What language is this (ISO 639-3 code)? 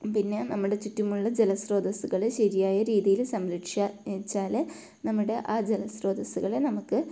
mal